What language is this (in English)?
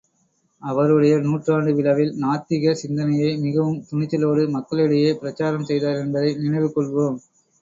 Tamil